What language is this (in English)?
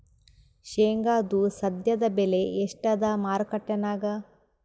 Kannada